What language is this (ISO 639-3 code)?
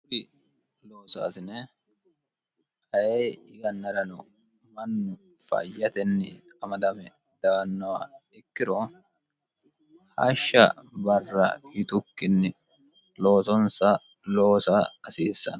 sid